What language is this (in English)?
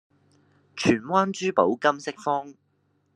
Cantonese